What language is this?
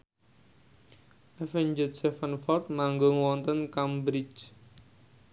Javanese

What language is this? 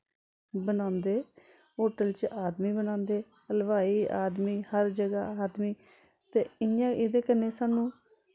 Dogri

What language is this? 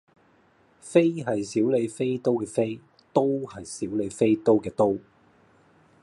Cantonese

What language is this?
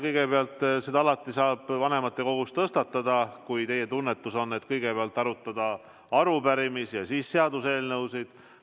Estonian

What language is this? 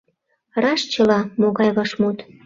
Mari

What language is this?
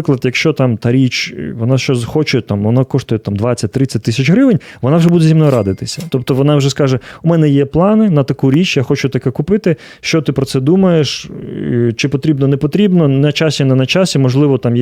Ukrainian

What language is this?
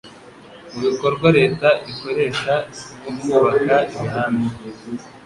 Kinyarwanda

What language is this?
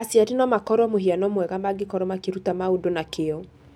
Kikuyu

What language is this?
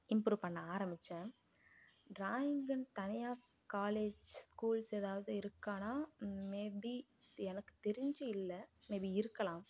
Tamil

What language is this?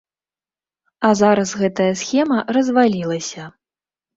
Belarusian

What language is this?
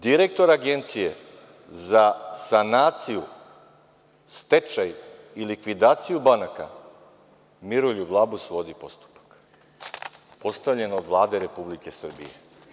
Serbian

